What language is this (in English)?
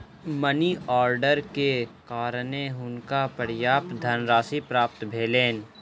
Maithili